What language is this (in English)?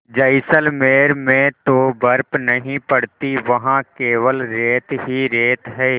Hindi